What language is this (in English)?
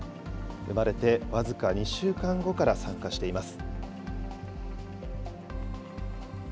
Japanese